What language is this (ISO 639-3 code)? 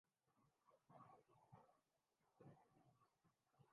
urd